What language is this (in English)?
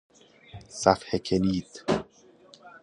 Persian